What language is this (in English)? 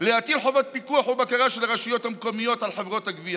Hebrew